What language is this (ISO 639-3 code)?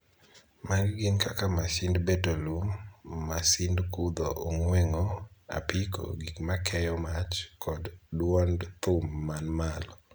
luo